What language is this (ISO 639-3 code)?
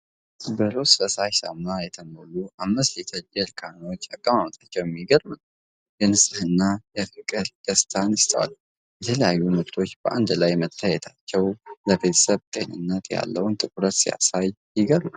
amh